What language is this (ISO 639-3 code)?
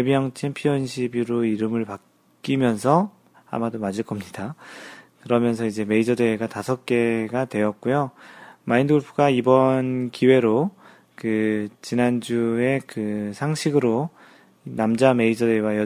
kor